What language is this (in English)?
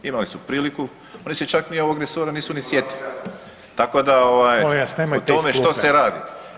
Croatian